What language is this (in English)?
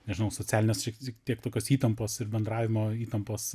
Lithuanian